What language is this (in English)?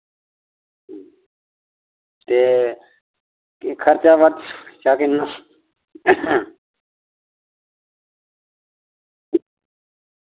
Dogri